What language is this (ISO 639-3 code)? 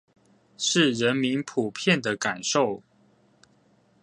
zho